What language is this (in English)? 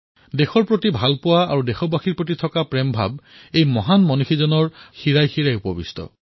Assamese